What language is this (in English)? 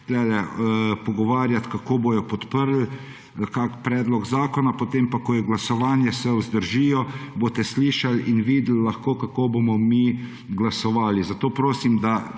Slovenian